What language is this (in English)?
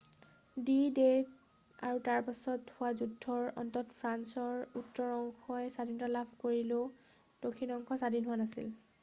Assamese